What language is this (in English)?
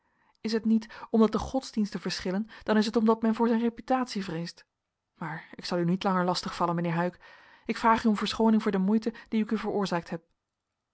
Dutch